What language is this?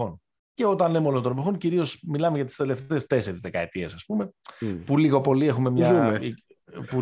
Greek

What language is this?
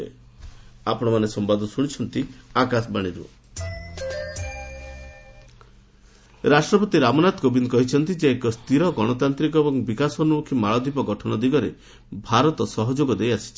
Odia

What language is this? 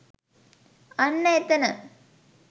Sinhala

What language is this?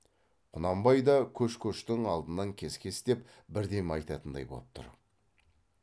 Kazakh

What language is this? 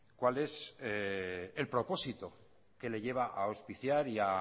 Spanish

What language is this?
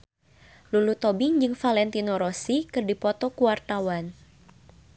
Sundanese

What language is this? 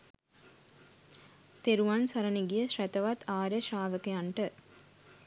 Sinhala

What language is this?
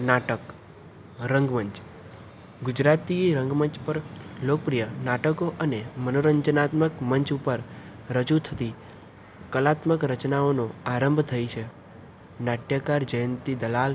Gujarati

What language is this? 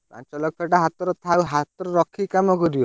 Odia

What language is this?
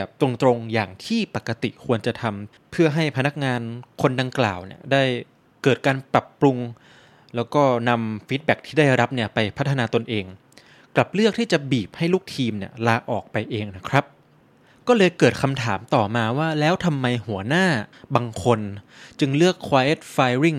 Thai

